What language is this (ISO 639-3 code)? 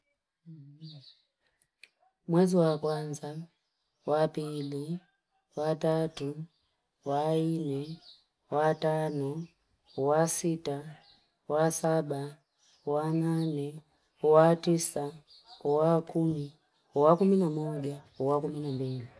fip